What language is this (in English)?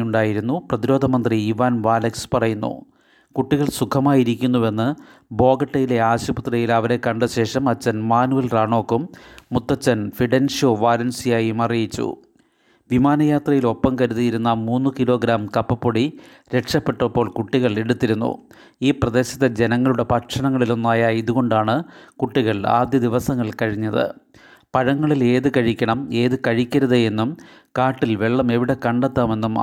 Malayalam